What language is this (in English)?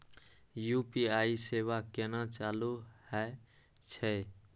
Maithili